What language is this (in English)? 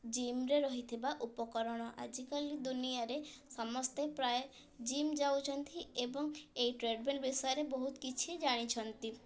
Odia